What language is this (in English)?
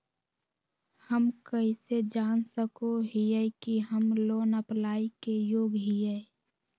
Magahi